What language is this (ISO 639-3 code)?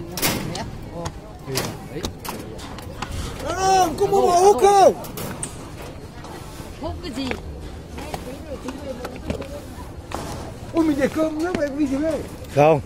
vie